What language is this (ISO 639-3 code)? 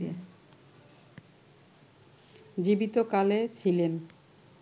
ben